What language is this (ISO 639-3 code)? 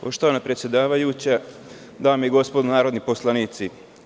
srp